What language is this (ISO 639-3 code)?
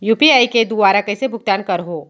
hne